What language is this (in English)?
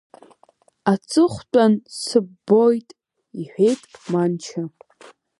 Abkhazian